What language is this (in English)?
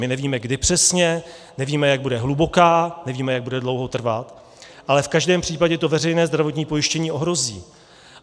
Czech